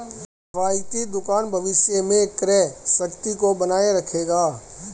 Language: Hindi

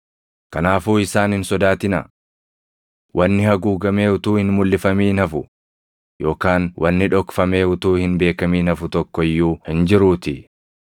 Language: Oromo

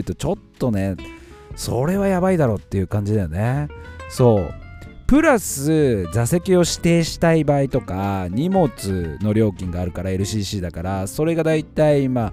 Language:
Japanese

